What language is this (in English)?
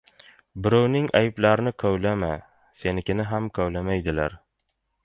Uzbek